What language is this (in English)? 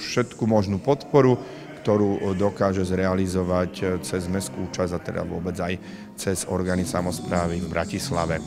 Slovak